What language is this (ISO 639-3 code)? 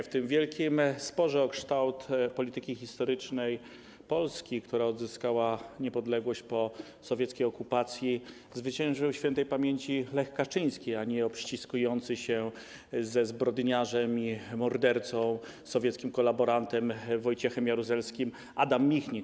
pol